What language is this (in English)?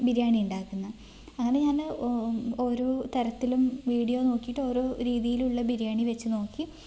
Malayalam